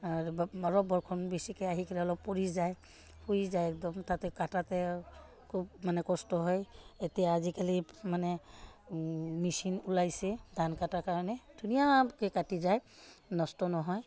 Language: Assamese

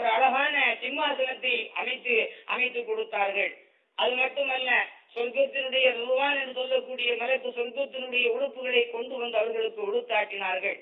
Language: Tamil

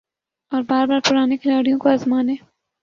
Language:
Urdu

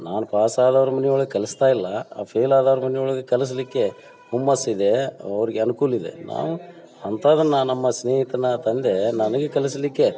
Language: Kannada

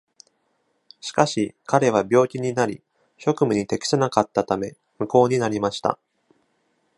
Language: Japanese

